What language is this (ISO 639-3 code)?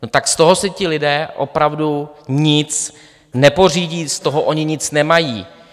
ces